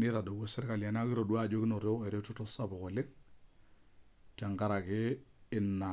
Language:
Masai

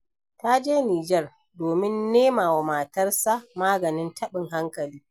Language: Hausa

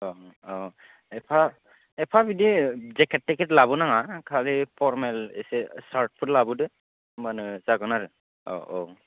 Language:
Bodo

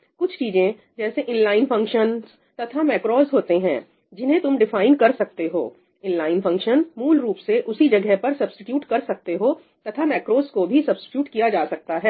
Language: Hindi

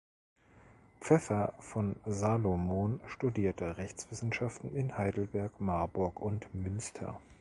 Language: German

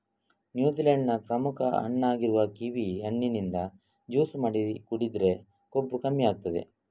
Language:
Kannada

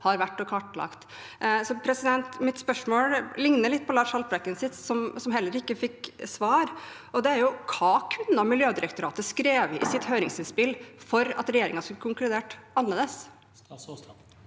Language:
Norwegian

